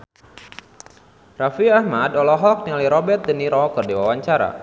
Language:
Sundanese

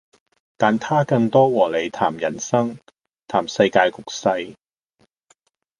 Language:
Cantonese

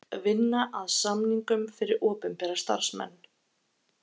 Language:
Icelandic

